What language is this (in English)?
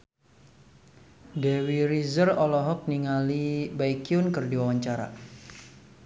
Sundanese